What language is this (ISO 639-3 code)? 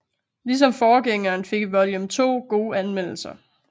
dan